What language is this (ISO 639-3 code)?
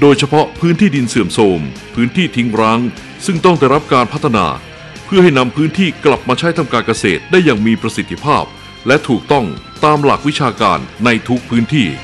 tha